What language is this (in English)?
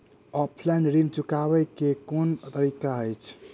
Maithili